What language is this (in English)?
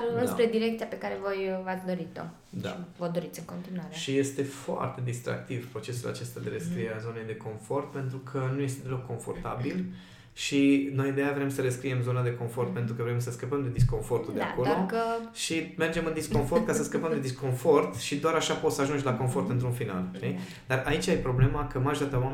Romanian